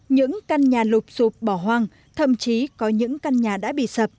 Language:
Vietnamese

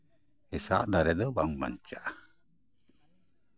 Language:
Santali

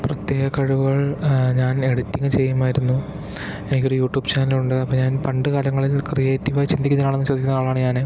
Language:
Malayalam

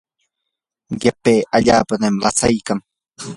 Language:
Yanahuanca Pasco Quechua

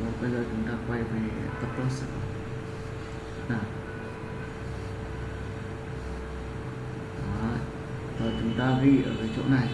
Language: Vietnamese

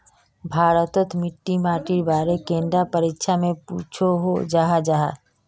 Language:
Magahi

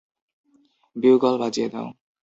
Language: Bangla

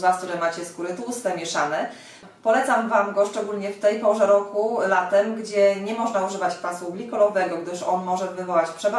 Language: Polish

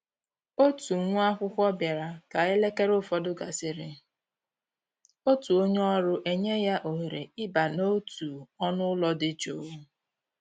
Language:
Igbo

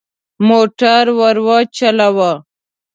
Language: Pashto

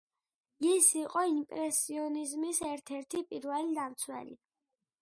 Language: Georgian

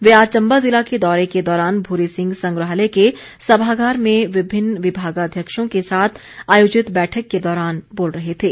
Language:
Hindi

